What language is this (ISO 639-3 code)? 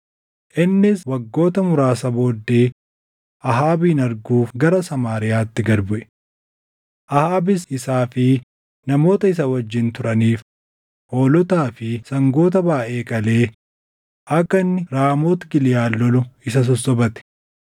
orm